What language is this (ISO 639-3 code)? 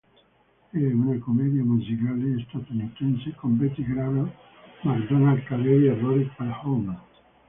ita